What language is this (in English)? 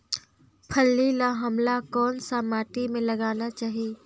Chhattisgarhi